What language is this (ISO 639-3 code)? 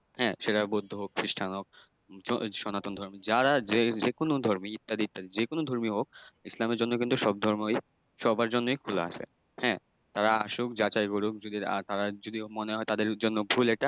ben